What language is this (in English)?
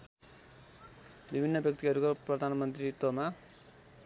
Nepali